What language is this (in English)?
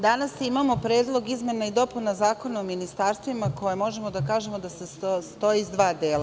Serbian